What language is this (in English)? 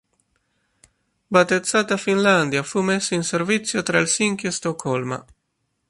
Italian